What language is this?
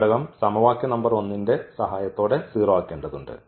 Malayalam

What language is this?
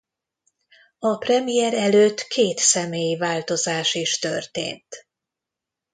Hungarian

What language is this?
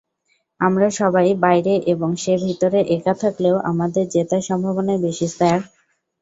Bangla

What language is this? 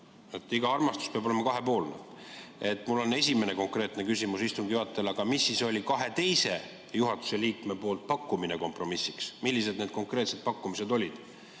Estonian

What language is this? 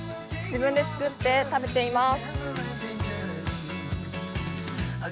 Japanese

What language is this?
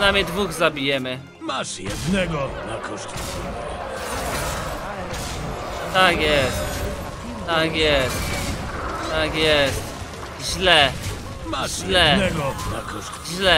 Polish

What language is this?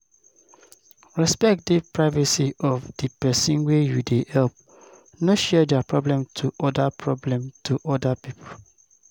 Nigerian Pidgin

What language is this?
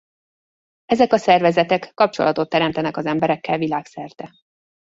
Hungarian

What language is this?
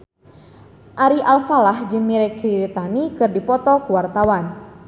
Sundanese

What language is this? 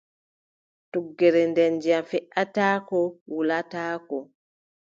Adamawa Fulfulde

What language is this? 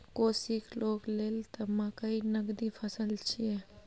Maithili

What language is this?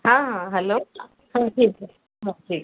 Odia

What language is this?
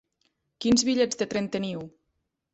Catalan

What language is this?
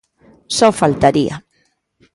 Galician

